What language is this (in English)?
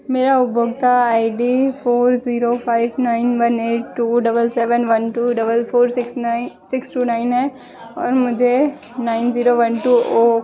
Hindi